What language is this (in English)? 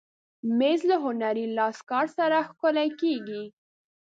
Pashto